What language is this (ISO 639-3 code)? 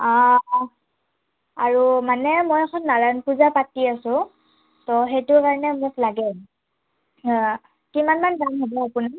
asm